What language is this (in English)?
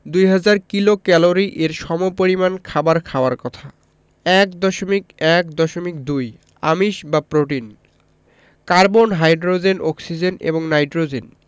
Bangla